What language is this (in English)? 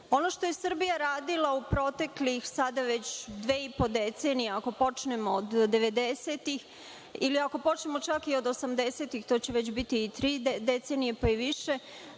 Serbian